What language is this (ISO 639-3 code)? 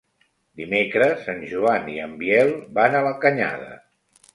cat